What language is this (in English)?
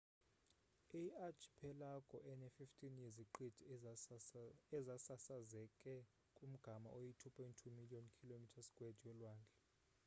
Xhosa